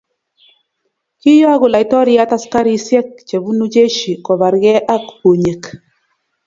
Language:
Kalenjin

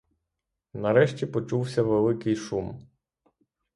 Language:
Ukrainian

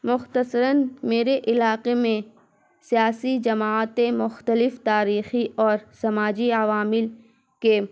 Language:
Urdu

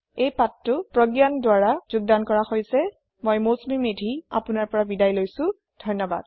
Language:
Assamese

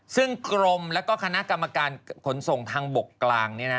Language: Thai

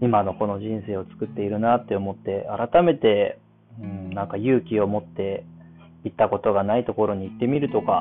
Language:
Japanese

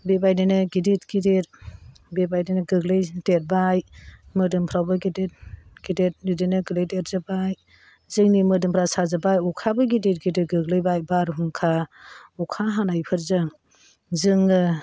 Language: Bodo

